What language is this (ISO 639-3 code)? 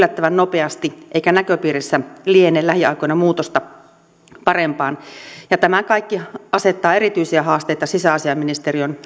fin